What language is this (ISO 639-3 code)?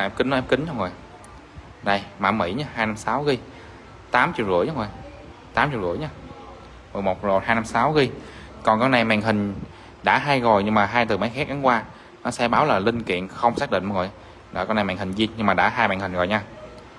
vie